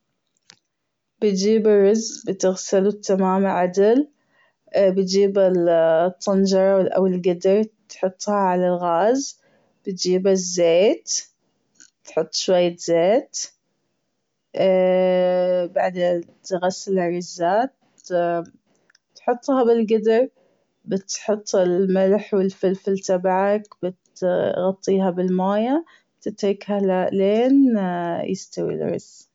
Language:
Gulf Arabic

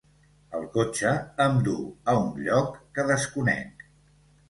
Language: Catalan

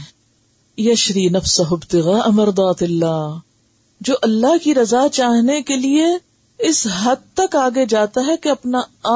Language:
Urdu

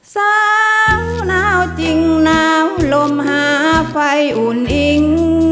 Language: Thai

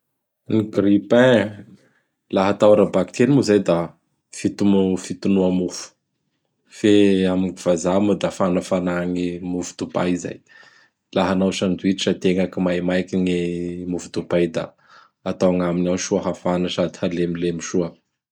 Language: Bara Malagasy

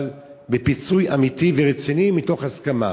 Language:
Hebrew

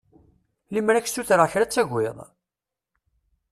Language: Kabyle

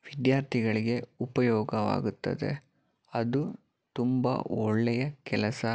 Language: Kannada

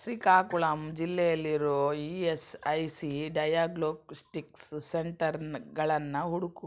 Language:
Kannada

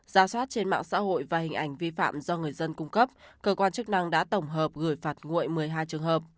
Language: Vietnamese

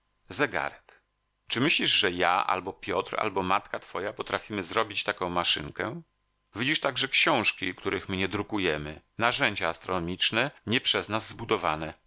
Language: Polish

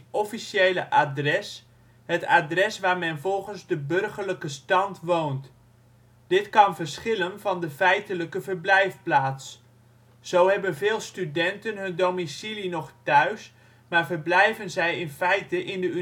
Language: Dutch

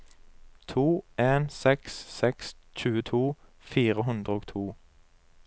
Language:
Norwegian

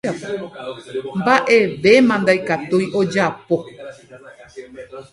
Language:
Guarani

